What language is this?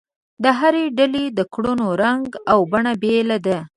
Pashto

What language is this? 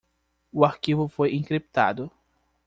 Portuguese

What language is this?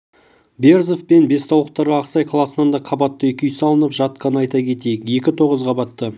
Kazakh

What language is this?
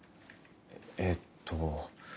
Japanese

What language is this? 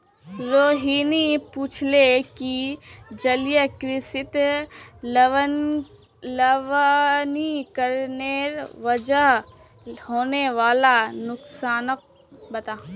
Magahi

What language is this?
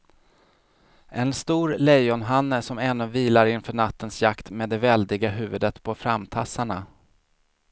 Swedish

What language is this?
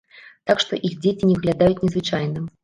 Belarusian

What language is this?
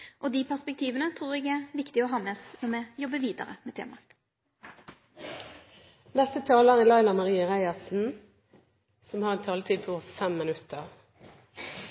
Norwegian Nynorsk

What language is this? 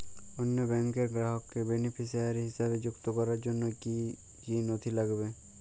Bangla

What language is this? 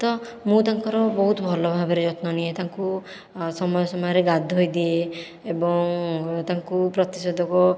Odia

